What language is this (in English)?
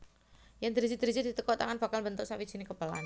Javanese